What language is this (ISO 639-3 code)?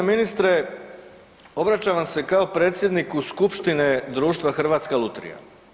hrv